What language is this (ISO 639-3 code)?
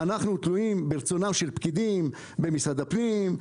heb